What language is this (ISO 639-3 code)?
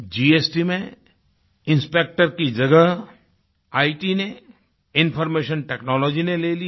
hin